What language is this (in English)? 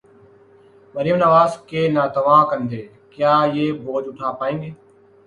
Urdu